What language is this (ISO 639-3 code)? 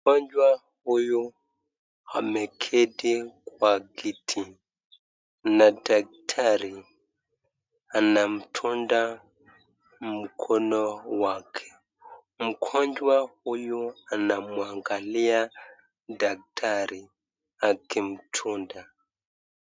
swa